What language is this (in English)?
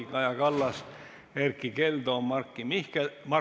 Estonian